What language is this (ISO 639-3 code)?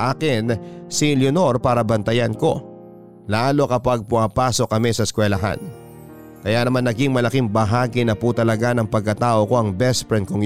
fil